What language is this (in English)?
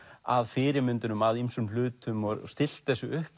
Icelandic